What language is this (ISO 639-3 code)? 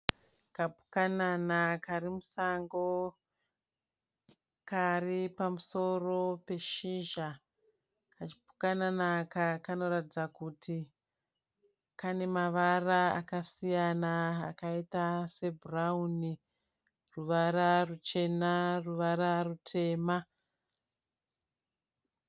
sna